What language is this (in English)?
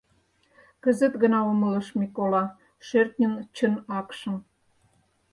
Mari